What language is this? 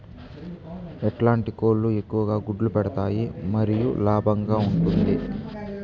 Telugu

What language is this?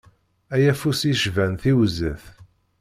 Kabyle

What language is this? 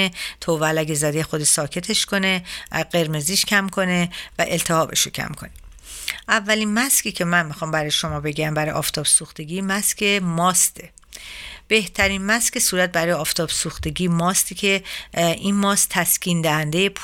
Persian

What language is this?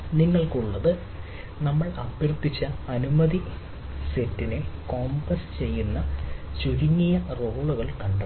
Malayalam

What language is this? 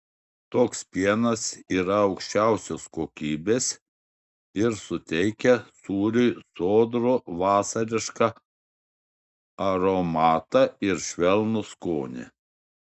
Lithuanian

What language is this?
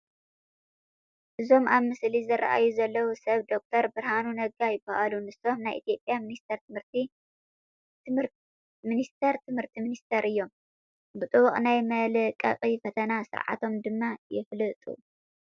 Tigrinya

